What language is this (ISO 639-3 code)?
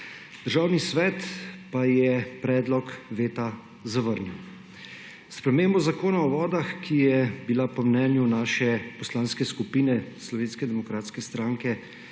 slv